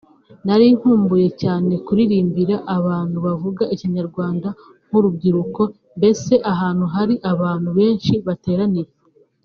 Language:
Kinyarwanda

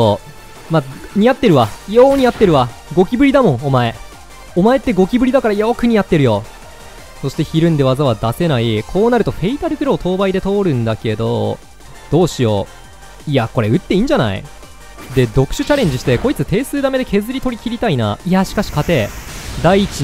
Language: Japanese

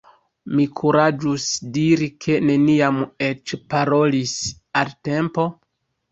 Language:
Esperanto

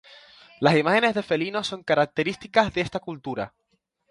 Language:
Spanish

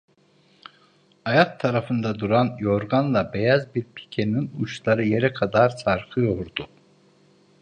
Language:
Turkish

